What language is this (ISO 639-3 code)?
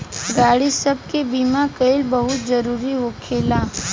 bho